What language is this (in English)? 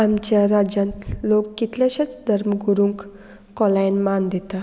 Konkani